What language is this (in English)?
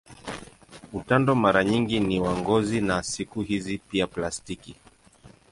Swahili